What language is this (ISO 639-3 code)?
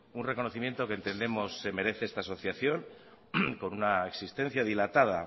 spa